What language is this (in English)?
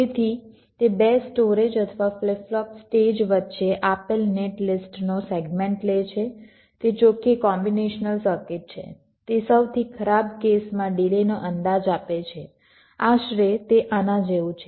Gujarati